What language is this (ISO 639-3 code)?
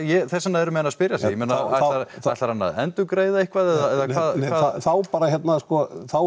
isl